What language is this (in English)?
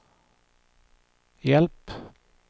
Swedish